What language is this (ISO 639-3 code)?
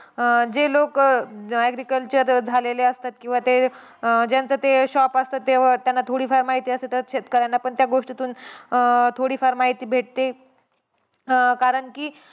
mar